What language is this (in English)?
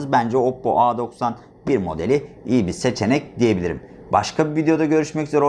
Turkish